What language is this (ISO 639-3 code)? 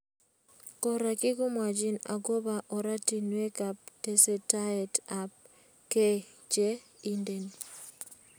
kln